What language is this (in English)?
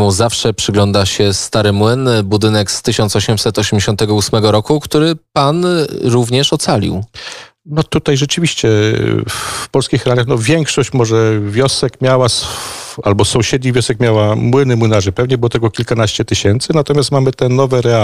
Polish